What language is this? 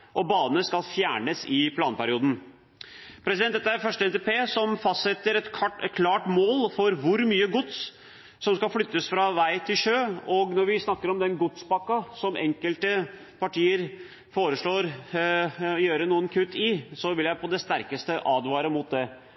Norwegian Bokmål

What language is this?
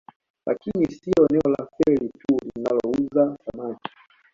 Swahili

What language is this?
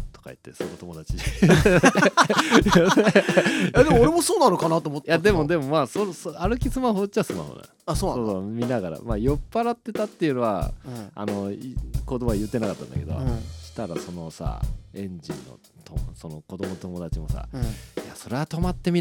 Japanese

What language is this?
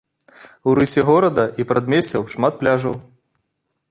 Belarusian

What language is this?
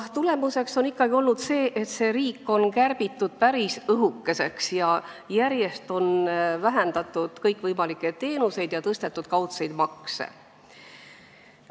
Estonian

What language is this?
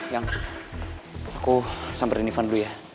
Indonesian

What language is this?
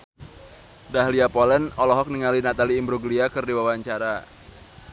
Sundanese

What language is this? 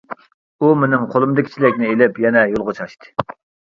Uyghur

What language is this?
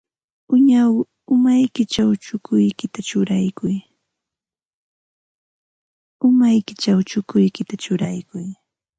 Ambo-Pasco Quechua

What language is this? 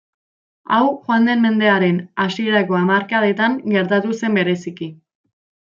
Basque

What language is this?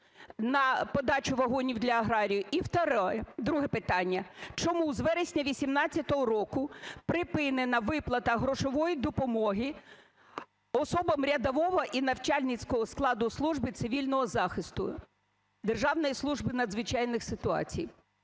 Ukrainian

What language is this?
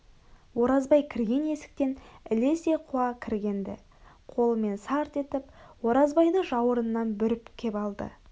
Kazakh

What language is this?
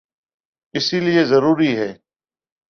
Urdu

